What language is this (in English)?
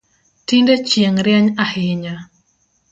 Luo (Kenya and Tanzania)